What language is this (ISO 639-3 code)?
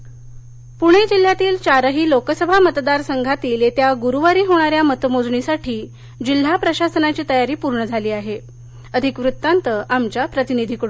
mar